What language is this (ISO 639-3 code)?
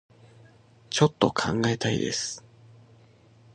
jpn